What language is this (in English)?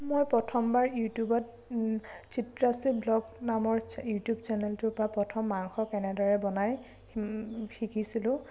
Assamese